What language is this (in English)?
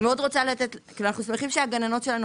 Hebrew